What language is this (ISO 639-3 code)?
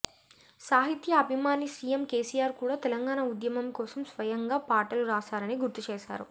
tel